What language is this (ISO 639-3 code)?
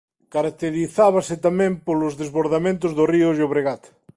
glg